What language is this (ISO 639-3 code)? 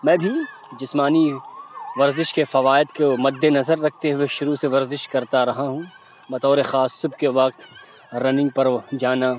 urd